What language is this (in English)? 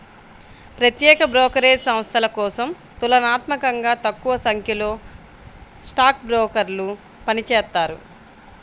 Telugu